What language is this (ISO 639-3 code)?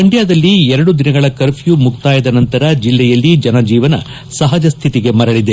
kan